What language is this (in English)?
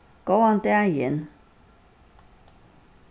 Faroese